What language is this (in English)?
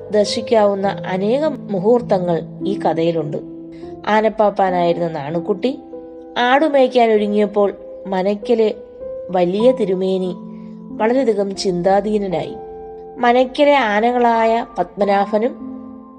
Malayalam